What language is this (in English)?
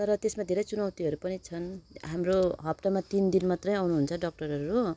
Nepali